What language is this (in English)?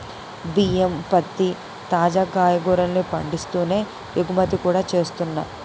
Telugu